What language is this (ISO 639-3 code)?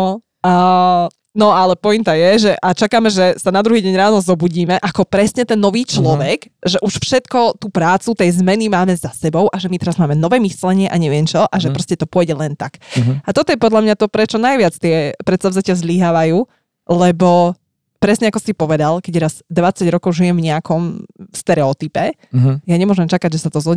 slk